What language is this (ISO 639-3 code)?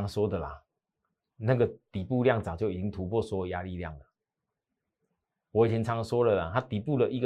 zho